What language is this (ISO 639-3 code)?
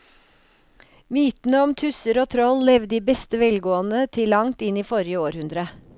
nor